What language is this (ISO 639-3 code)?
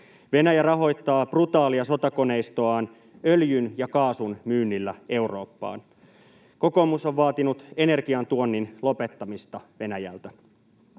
fin